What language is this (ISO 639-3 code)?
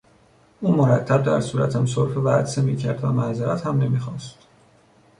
fas